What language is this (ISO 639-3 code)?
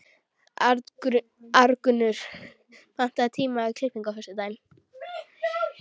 isl